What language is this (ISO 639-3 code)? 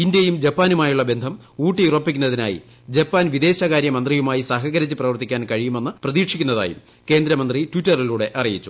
mal